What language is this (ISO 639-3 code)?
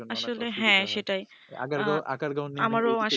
ben